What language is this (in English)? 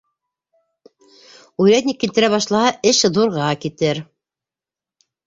Bashkir